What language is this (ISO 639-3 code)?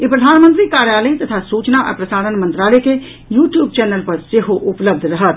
mai